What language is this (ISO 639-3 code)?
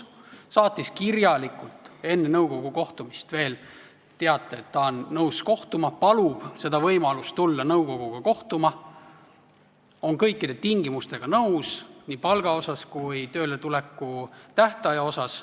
est